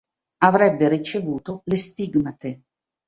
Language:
Italian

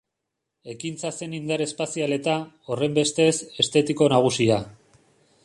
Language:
Basque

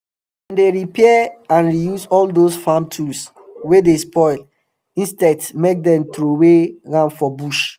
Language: Nigerian Pidgin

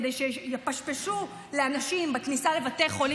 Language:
Hebrew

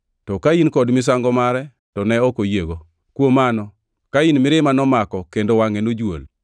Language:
Luo (Kenya and Tanzania)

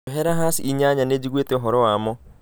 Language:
Kikuyu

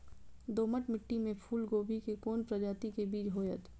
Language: Maithili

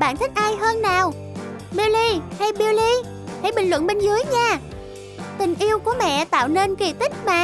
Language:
Vietnamese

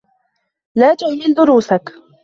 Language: Arabic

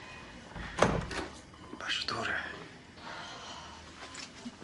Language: Welsh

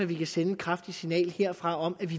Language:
Danish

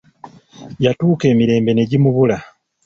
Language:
Ganda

